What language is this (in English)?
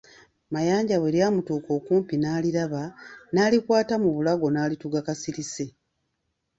Ganda